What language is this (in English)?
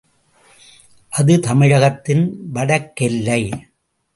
Tamil